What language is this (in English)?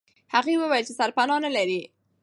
Pashto